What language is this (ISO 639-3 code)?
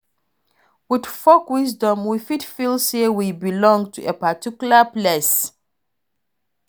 pcm